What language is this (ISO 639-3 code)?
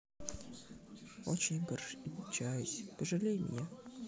rus